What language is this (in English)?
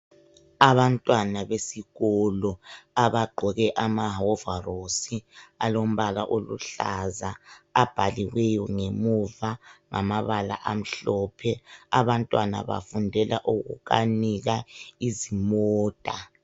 North Ndebele